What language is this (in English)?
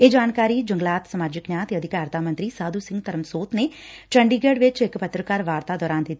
Punjabi